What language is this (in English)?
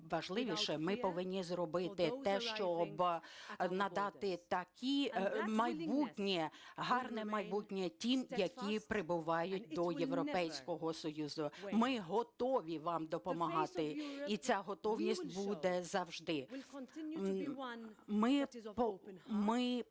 Ukrainian